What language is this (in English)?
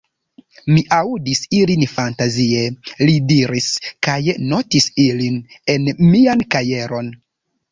Esperanto